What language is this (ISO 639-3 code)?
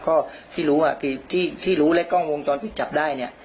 tha